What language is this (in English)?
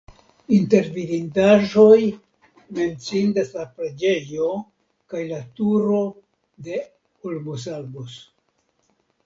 Esperanto